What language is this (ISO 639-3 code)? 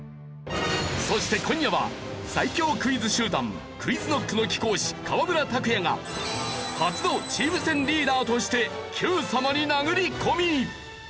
jpn